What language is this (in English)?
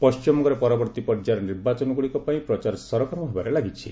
Odia